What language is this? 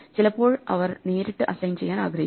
Malayalam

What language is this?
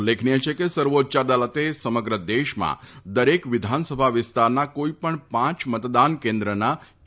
Gujarati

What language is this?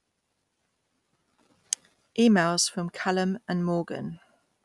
English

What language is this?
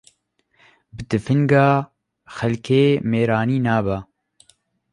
Kurdish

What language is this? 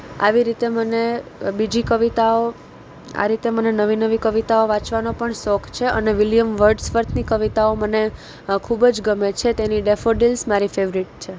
Gujarati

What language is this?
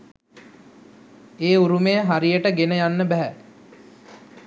Sinhala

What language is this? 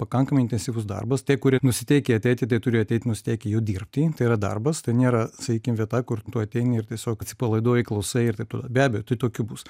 Lithuanian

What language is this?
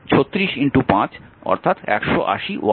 Bangla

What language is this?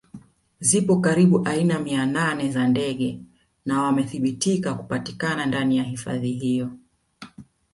Swahili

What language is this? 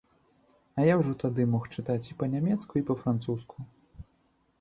Belarusian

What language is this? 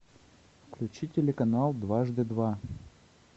Russian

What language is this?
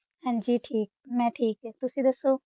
Punjabi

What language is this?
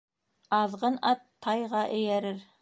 Bashkir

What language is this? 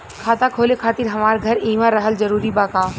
Bhojpuri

